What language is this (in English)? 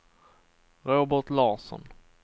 Swedish